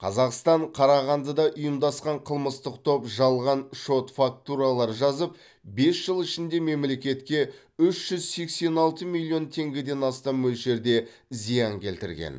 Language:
Kazakh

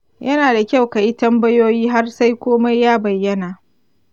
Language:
Hausa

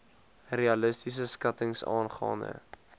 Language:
Afrikaans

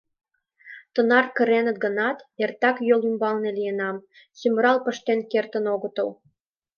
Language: Mari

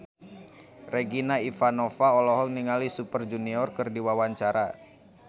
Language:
Sundanese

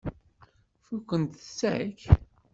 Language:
Kabyle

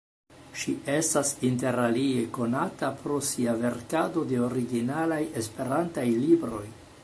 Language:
Esperanto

